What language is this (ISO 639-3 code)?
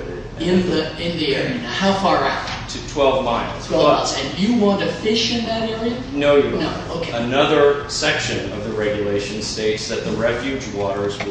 eng